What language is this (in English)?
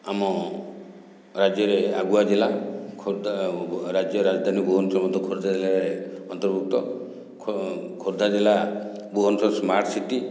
Odia